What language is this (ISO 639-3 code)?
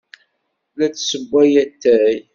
kab